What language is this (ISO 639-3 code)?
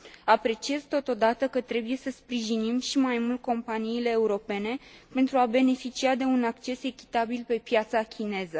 ron